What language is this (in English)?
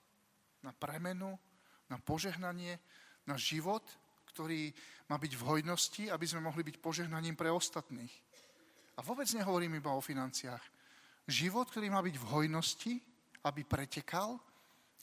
Slovak